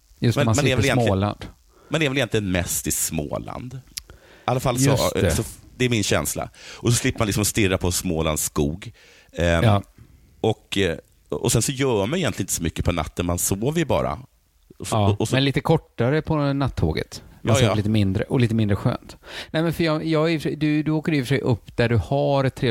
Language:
Swedish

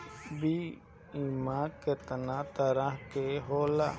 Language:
Bhojpuri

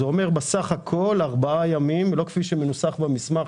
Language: Hebrew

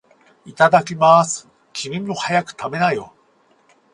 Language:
Japanese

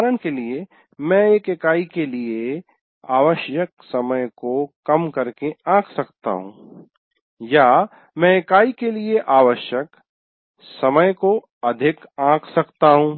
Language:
Hindi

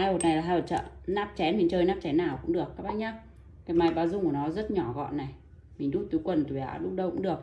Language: Vietnamese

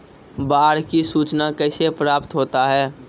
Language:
Maithili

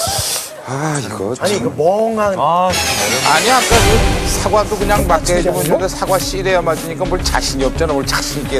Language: Korean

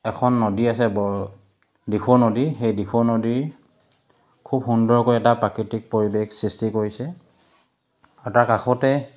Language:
Assamese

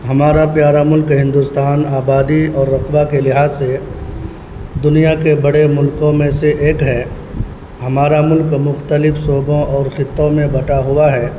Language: Urdu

